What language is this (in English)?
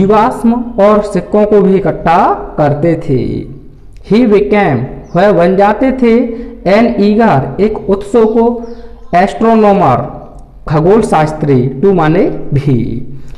Hindi